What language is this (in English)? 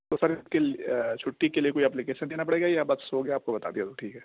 Urdu